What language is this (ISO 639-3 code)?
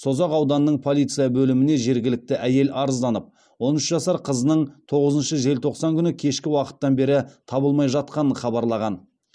kaz